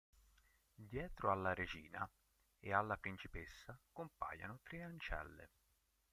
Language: Italian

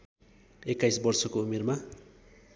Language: Nepali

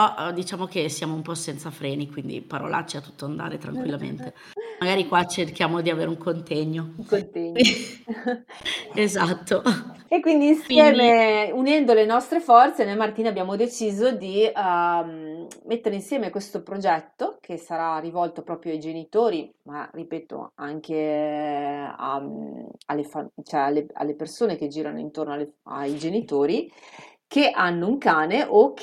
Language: Italian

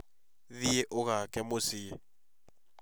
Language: Kikuyu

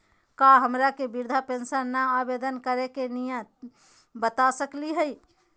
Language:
Magahi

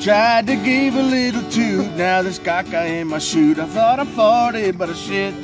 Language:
Czech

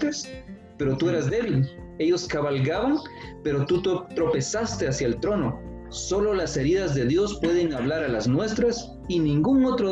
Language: Spanish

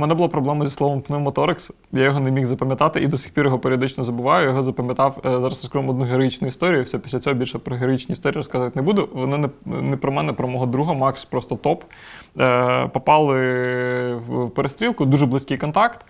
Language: Ukrainian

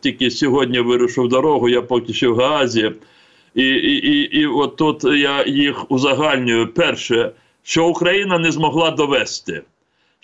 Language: Ukrainian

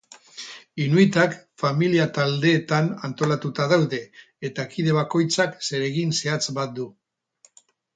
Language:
Basque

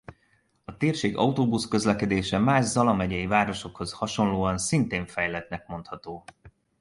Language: Hungarian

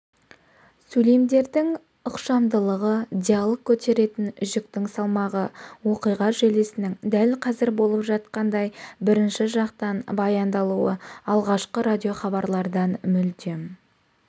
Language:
Kazakh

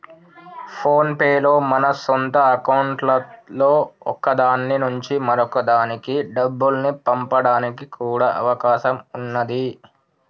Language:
Telugu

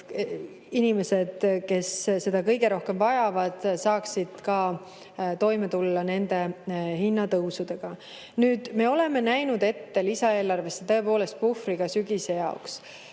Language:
Estonian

